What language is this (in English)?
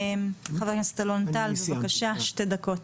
Hebrew